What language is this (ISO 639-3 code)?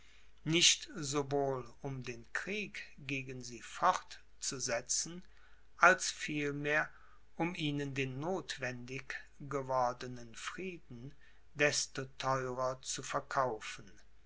deu